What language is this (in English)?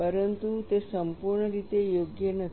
Gujarati